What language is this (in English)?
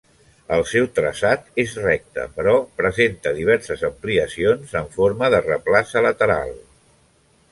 Catalan